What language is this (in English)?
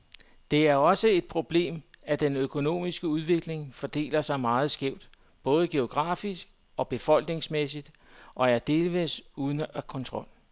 Danish